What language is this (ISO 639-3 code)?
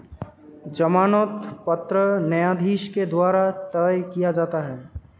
hin